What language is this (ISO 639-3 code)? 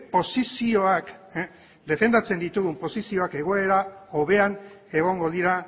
eus